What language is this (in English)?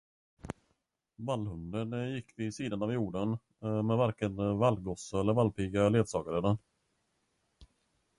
Swedish